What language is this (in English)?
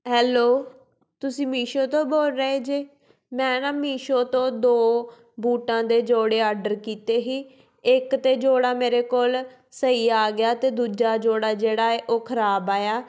Punjabi